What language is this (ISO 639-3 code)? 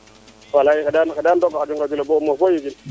srr